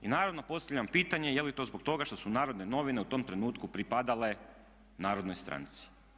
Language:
Croatian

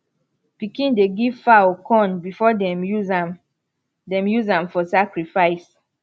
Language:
Nigerian Pidgin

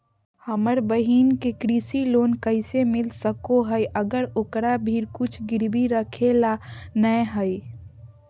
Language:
Magahi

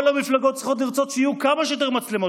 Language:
Hebrew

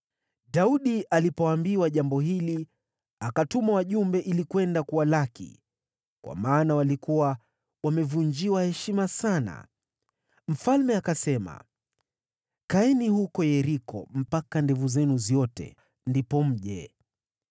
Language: Swahili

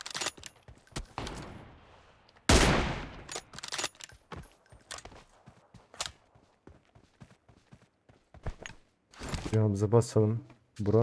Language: Turkish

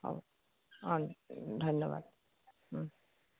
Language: Assamese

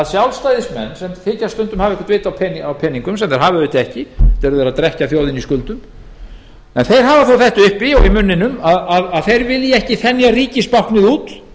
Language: Icelandic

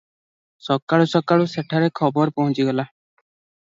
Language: Odia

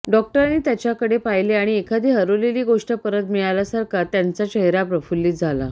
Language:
Marathi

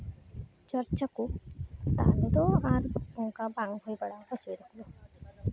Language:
Santali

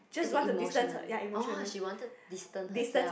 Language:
English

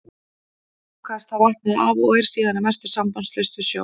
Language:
Icelandic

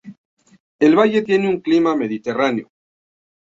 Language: Spanish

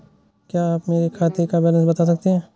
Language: Hindi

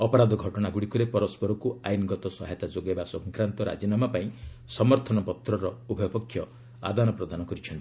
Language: Odia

